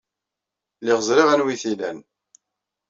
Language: Kabyle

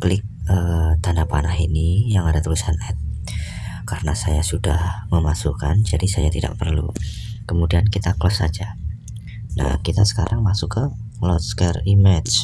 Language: Indonesian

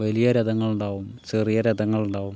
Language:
Malayalam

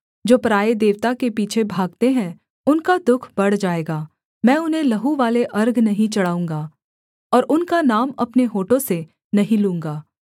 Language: Hindi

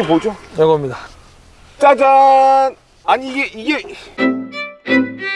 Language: Korean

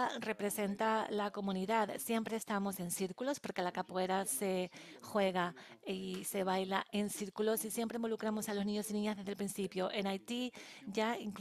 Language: Spanish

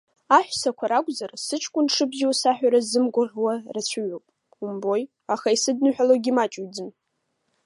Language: Abkhazian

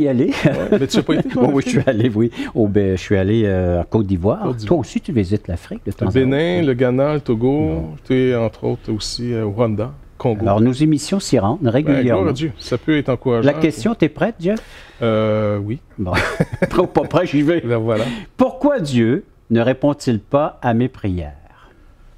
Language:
French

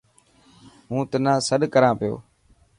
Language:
Dhatki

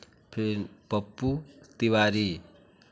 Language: Hindi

